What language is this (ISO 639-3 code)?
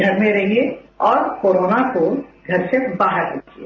hin